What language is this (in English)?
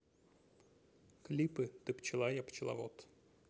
Russian